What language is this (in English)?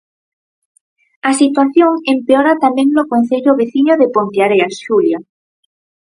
Galician